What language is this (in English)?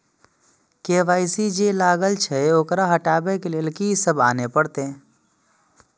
Maithili